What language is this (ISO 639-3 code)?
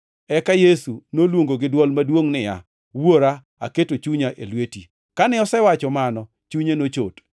luo